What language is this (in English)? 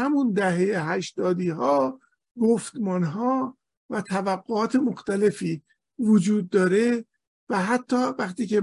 Persian